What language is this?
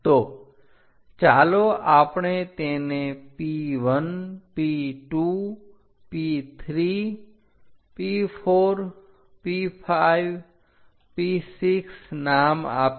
Gujarati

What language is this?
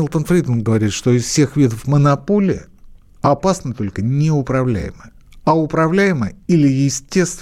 Russian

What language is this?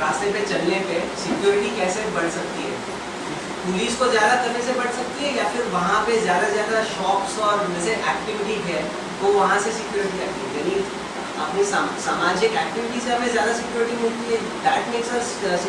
French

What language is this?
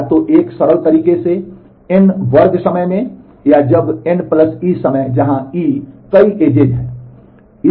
Hindi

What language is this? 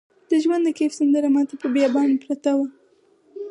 Pashto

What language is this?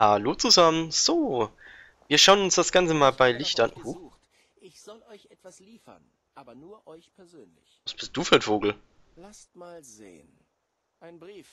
German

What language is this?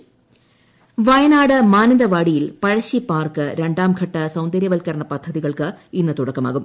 Malayalam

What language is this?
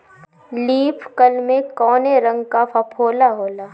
Bhojpuri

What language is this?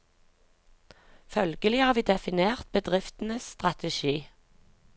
Norwegian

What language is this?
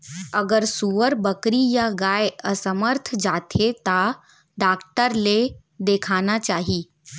Chhattisgarhi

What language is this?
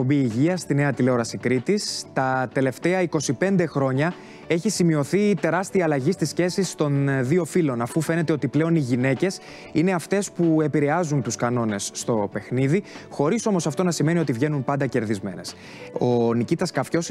Greek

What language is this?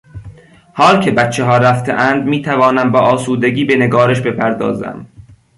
Persian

